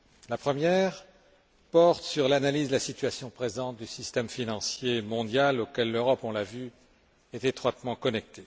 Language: French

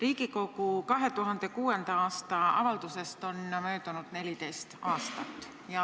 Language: Estonian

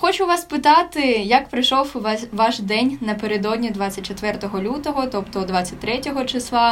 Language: Ukrainian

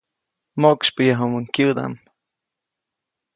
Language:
Copainalá Zoque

